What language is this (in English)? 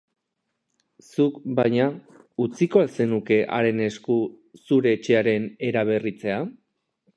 Basque